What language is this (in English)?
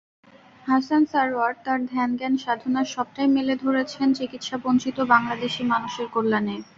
Bangla